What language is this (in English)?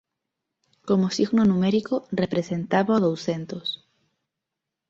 Galician